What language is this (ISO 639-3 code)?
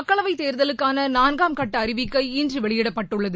tam